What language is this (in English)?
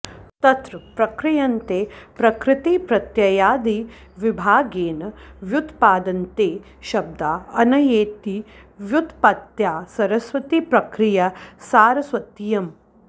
Sanskrit